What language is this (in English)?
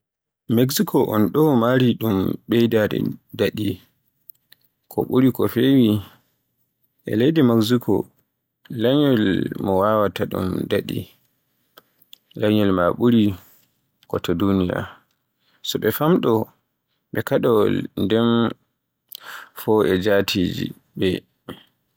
Borgu Fulfulde